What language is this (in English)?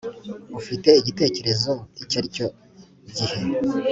Kinyarwanda